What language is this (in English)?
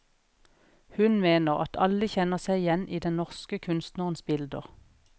Norwegian